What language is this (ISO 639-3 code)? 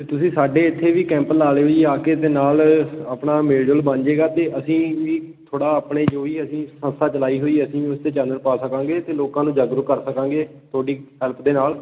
pan